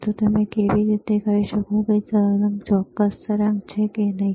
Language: Gujarati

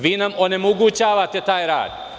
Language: Serbian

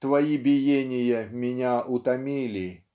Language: Russian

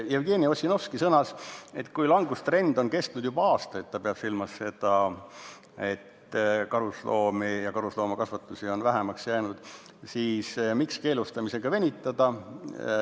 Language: Estonian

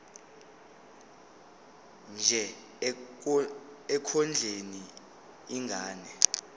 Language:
Zulu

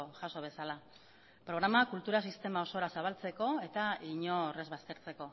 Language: Basque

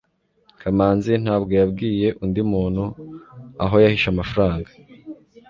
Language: Kinyarwanda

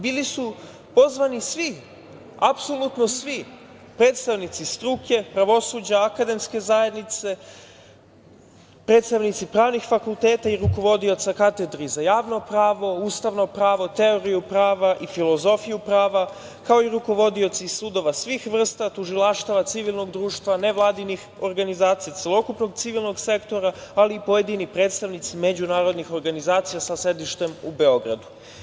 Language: Serbian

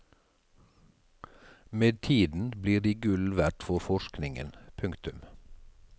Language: Norwegian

